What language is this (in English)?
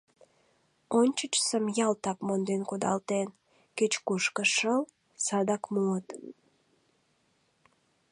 Mari